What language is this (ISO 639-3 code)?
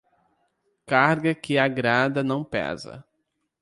por